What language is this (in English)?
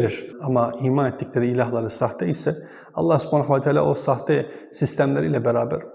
Turkish